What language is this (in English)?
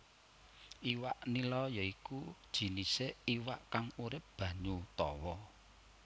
Javanese